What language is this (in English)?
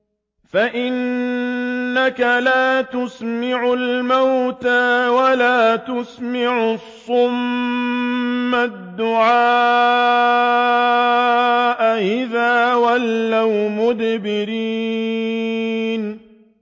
Arabic